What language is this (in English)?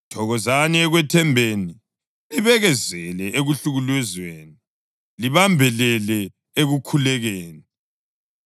North Ndebele